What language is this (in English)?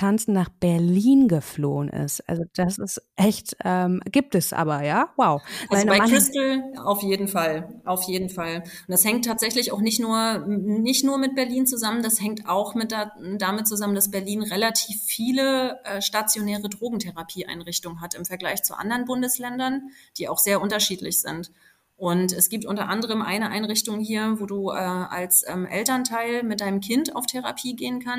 German